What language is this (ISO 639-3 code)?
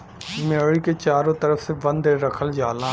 bho